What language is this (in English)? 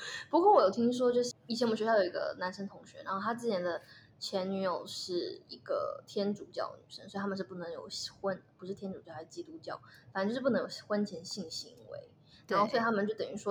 Chinese